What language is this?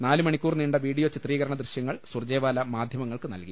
Malayalam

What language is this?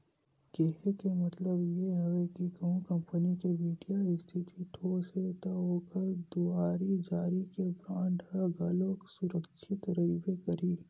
Chhattisgarhi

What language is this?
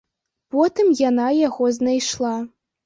Belarusian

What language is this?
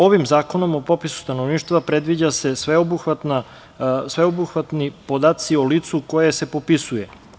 Serbian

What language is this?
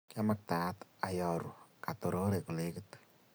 Kalenjin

